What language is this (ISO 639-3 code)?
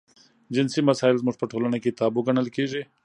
pus